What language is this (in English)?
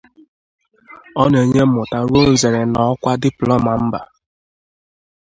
Igbo